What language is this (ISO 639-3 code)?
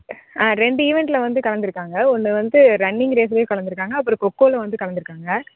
tam